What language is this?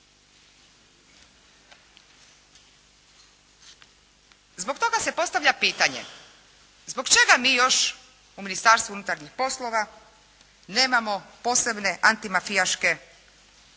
Croatian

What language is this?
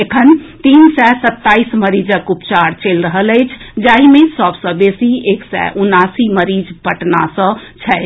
Maithili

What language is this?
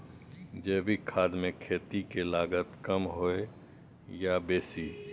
Maithili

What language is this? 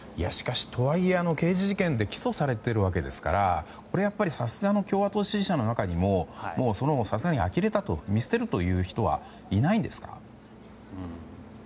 Japanese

